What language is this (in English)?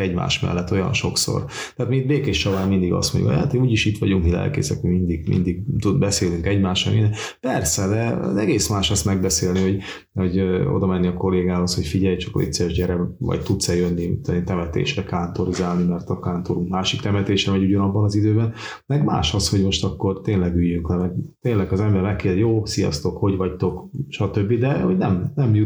Hungarian